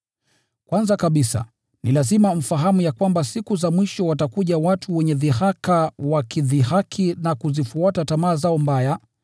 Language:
Swahili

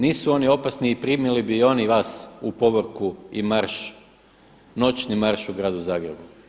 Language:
Croatian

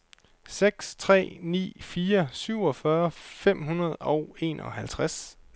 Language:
Danish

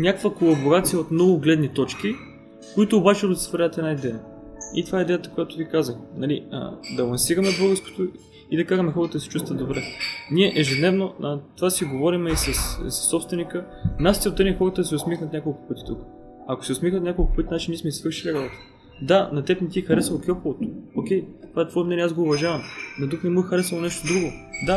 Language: Bulgarian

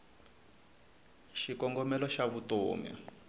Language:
Tsonga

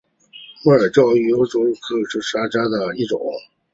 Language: Chinese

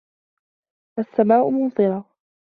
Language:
Arabic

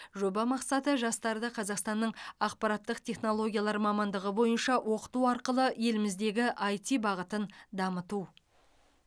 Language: Kazakh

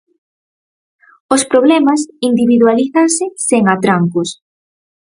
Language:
Galician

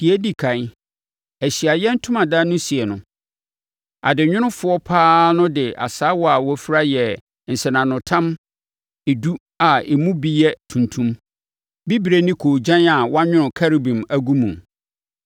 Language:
Akan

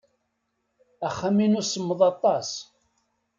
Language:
Kabyle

